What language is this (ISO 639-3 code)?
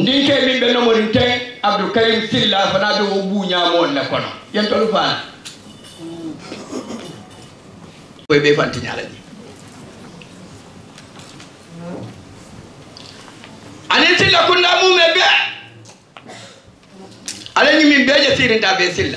ara